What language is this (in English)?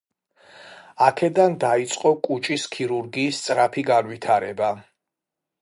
Georgian